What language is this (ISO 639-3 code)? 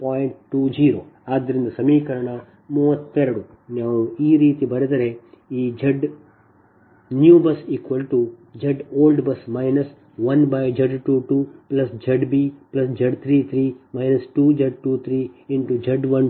kan